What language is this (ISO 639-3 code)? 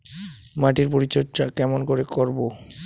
ben